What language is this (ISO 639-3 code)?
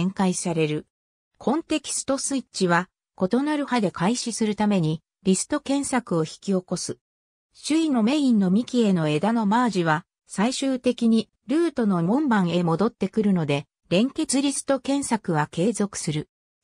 jpn